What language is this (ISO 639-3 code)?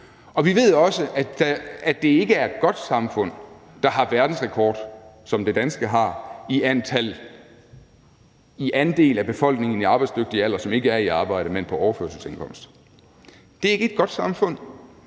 dan